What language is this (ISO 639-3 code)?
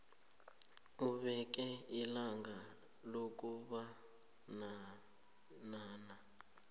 nbl